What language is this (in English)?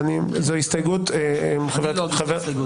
Hebrew